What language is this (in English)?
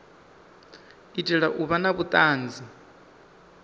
Venda